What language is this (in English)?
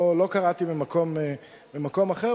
Hebrew